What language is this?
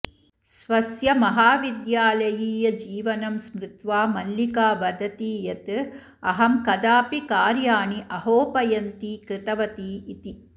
Sanskrit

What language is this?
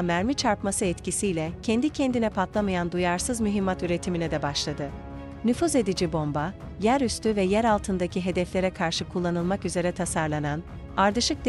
Turkish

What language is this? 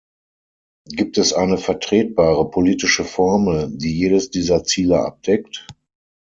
German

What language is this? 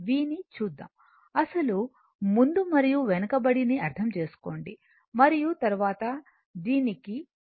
Telugu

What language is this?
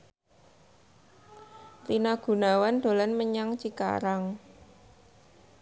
Javanese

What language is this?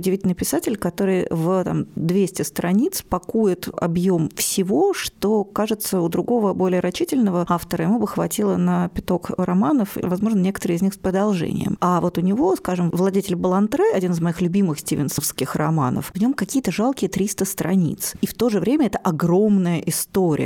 Russian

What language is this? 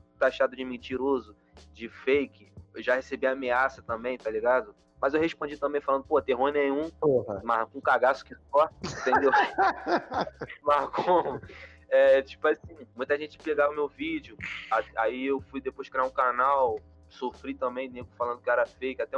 Portuguese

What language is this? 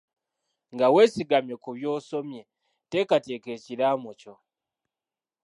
Ganda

